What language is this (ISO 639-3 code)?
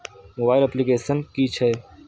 mai